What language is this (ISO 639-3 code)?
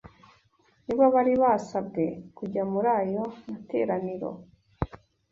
kin